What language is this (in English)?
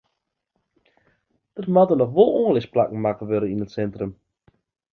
Western Frisian